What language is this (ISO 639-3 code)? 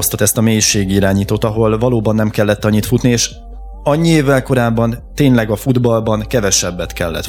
hun